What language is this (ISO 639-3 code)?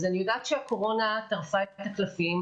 heb